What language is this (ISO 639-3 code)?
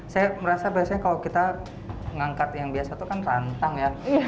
ind